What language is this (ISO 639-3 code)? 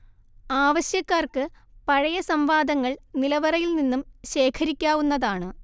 mal